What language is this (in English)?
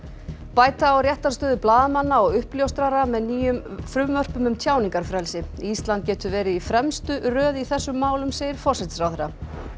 Icelandic